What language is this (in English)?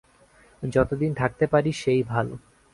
Bangla